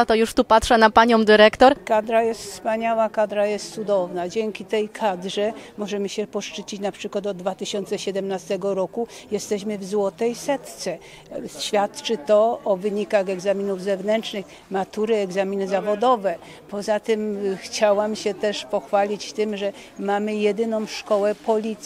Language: Polish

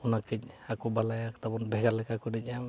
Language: Santali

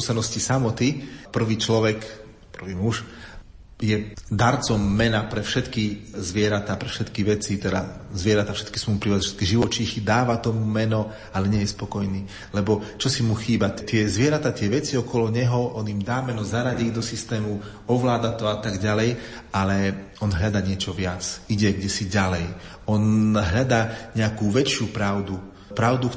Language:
Slovak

